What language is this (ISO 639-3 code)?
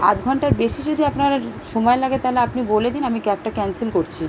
ben